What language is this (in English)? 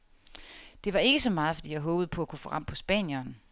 Danish